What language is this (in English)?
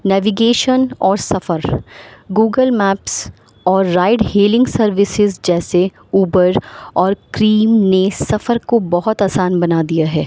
Urdu